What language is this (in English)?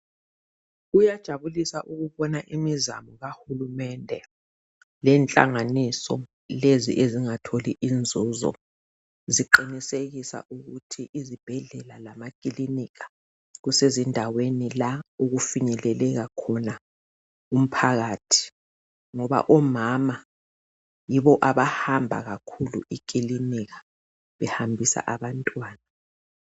North Ndebele